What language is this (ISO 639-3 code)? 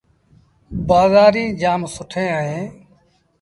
sbn